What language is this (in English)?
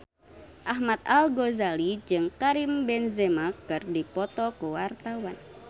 Sundanese